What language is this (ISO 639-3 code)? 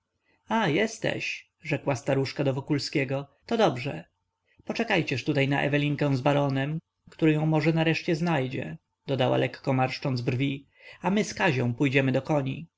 pol